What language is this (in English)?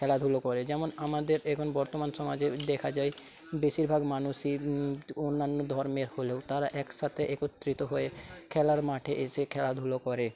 Bangla